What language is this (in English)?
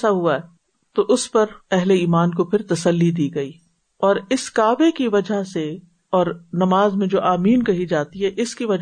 Urdu